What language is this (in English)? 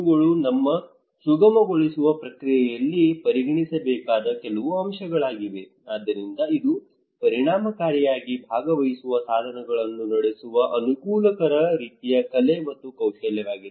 Kannada